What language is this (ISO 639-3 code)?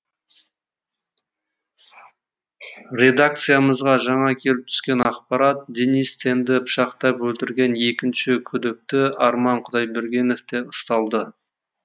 kaz